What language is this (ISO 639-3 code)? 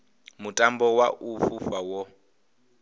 ven